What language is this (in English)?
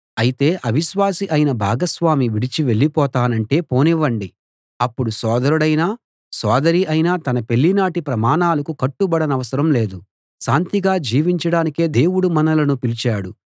Telugu